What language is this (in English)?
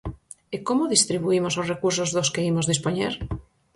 Galician